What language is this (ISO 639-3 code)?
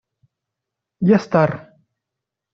rus